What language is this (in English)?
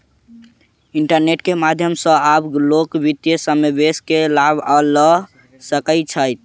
Maithili